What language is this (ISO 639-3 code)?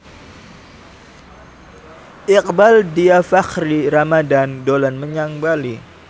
jav